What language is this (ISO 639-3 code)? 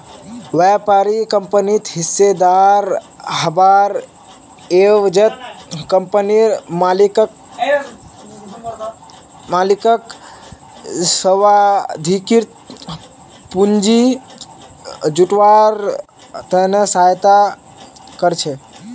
mag